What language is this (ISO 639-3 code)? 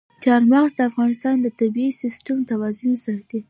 pus